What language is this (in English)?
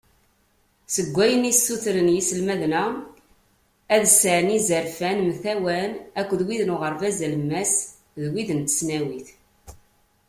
Kabyle